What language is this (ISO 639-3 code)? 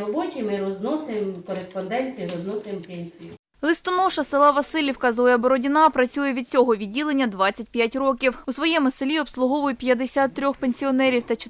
ukr